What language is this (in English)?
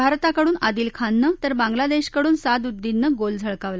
Marathi